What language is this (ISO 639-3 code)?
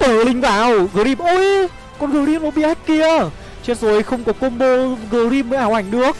vie